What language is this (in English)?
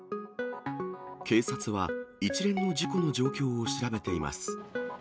Japanese